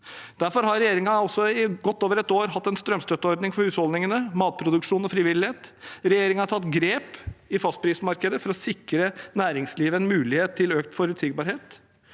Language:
Norwegian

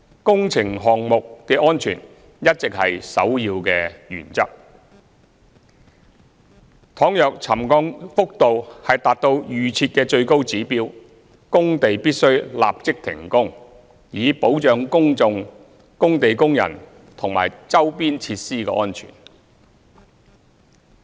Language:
Cantonese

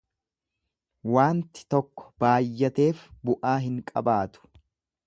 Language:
Oromo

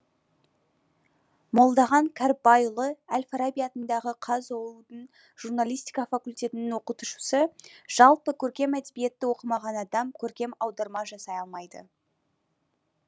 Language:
Kazakh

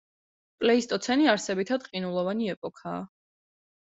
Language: Georgian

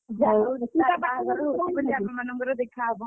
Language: Odia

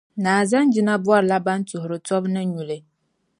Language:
Dagbani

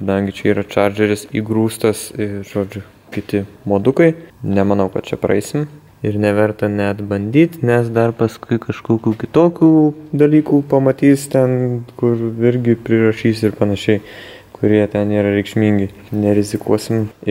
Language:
Lithuanian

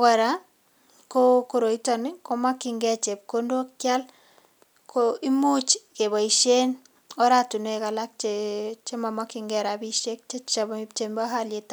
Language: Kalenjin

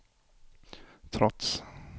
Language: Swedish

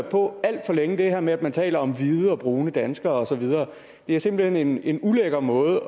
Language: Danish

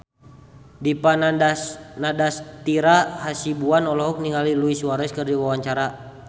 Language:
Sundanese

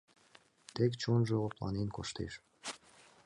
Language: Mari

